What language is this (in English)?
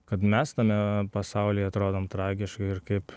Lithuanian